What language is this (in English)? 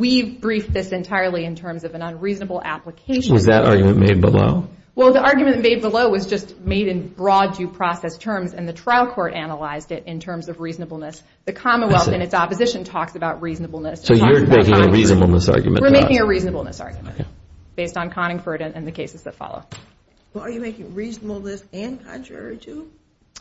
English